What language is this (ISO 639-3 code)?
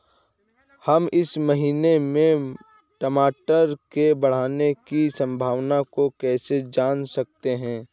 hin